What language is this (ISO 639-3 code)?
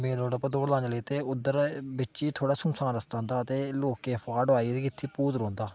doi